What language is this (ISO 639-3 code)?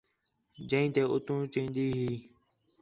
xhe